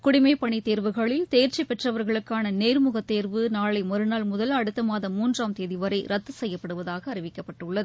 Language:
Tamil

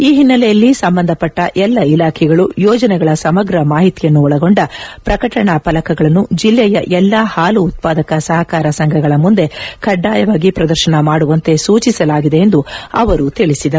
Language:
Kannada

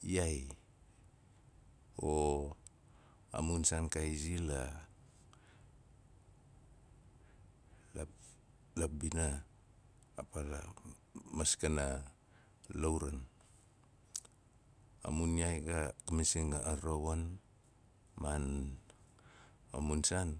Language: Nalik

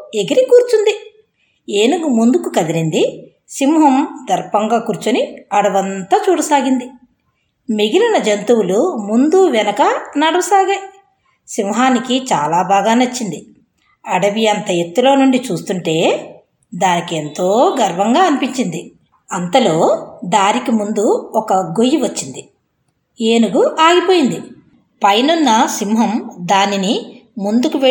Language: Telugu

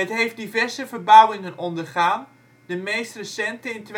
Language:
Dutch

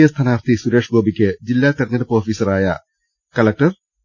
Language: Malayalam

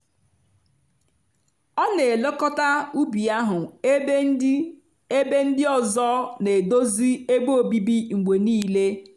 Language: Igbo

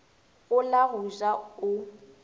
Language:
Northern Sotho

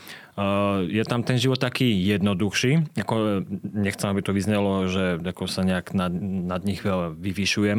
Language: Slovak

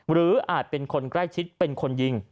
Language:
Thai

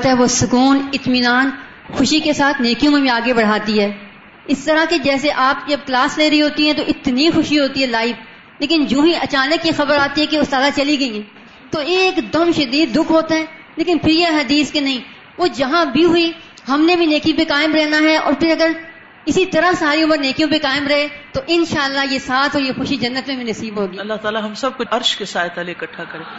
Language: Urdu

